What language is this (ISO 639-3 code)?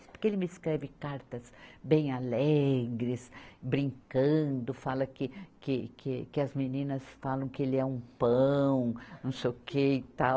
por